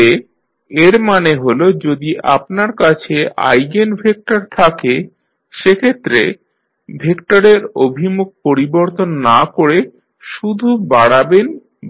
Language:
Bangla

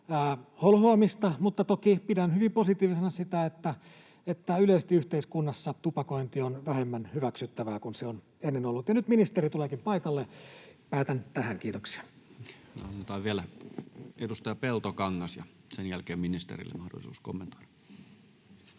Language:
Finnish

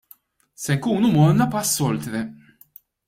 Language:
Maltese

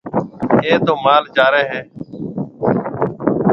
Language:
Marwari (Pakistan)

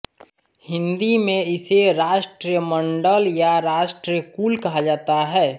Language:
Hindi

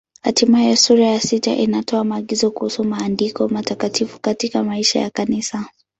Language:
Swahili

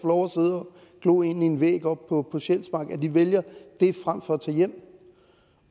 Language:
Danish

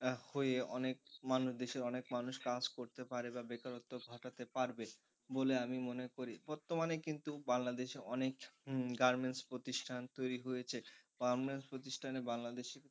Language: Bangla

